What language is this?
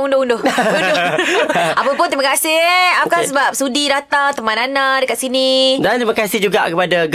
Malay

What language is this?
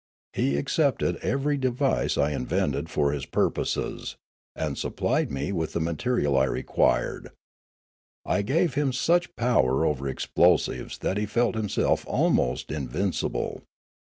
English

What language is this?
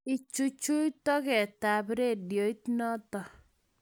Kalenjin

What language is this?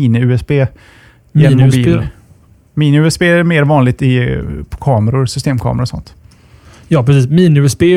Swedish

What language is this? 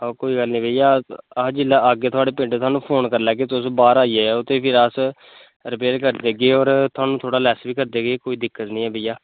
Dogri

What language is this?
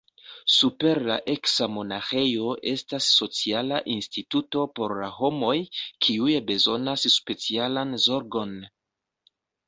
Esperanto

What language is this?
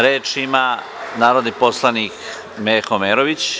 Serbian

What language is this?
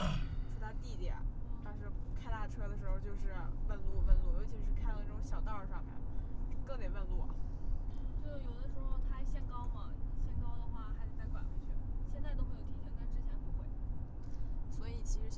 Chinese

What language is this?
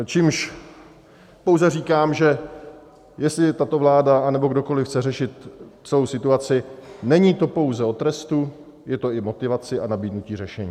Czech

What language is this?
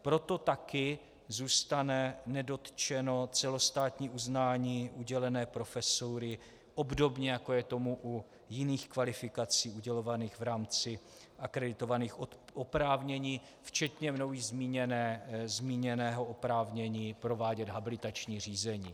Czech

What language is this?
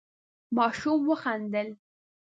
Pashto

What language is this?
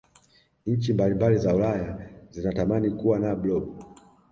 Swahili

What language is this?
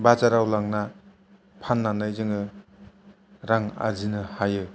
Bodo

